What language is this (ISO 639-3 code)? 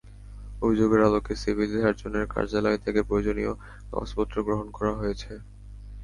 ben